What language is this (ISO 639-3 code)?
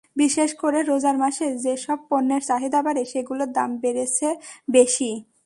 ben